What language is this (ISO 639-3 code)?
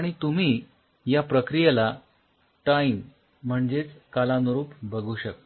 mar